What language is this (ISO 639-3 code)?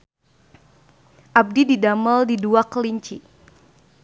sun